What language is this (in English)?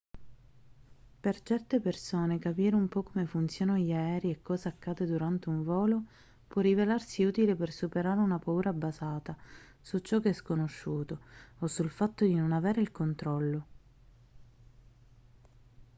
Italian